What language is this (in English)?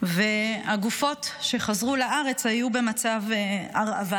Hebrew